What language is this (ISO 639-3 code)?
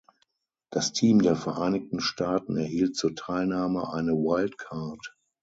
deu